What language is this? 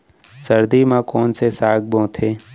Chhattisgarhi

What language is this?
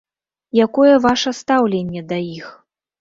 Belarusian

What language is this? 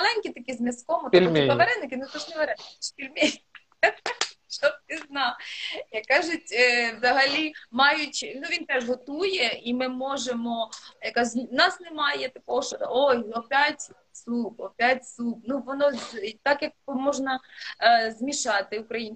Ukrainian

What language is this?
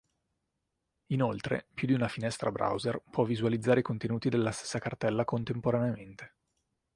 Italian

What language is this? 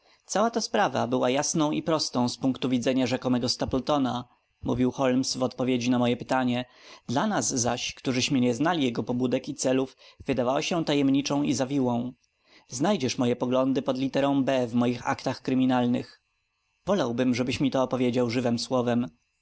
Polish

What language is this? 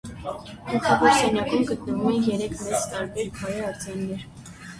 Armenian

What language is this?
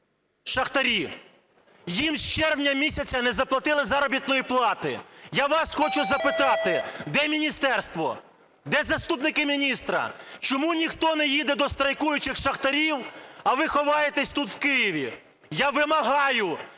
Ukrainian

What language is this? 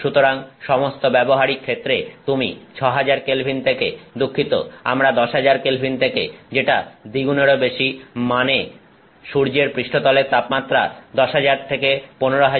Bangla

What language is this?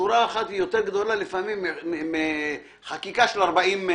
Hebrew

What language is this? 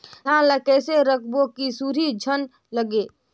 Chhattisgarhi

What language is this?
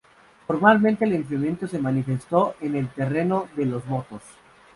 Spanish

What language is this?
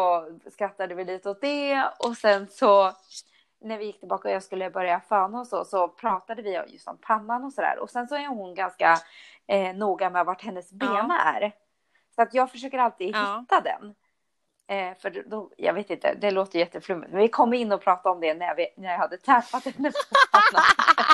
Swedish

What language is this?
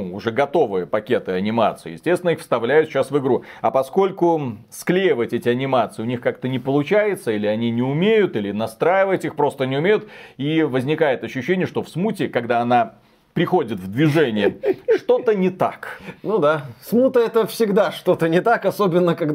Russian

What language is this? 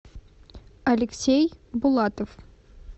Russian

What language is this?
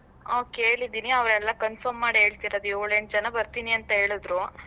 Kannada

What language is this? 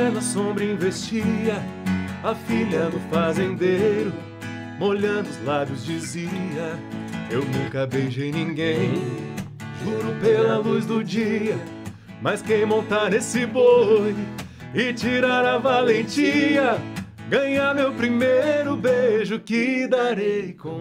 Portuguese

